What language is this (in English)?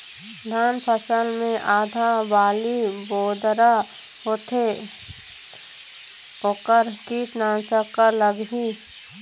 Chhattisgarhi